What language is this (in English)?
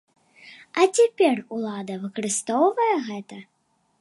Belarusian